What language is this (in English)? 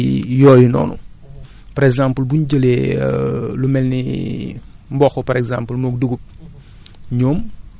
Wolof